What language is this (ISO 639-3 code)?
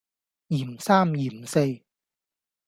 yue